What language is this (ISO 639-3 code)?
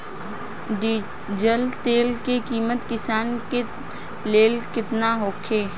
bho